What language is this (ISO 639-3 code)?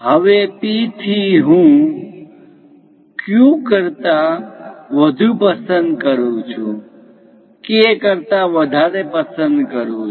guj